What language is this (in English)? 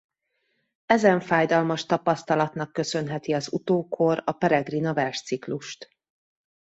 Hungarian